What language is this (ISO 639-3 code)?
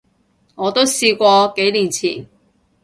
yue